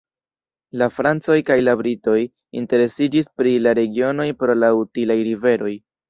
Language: Esperanto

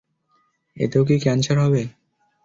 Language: Bangla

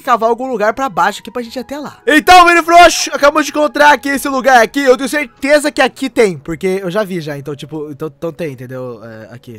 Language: Portuguese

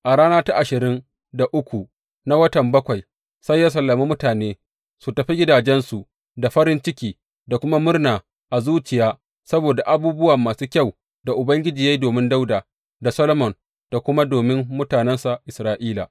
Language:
Hausa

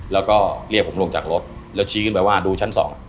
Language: Thai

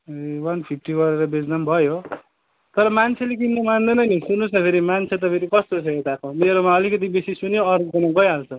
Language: Nepali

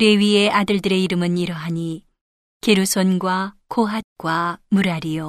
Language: Korean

